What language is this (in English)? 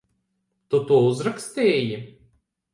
Latvian